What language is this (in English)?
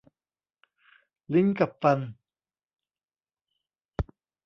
Thai